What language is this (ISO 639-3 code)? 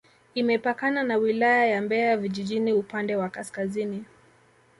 swa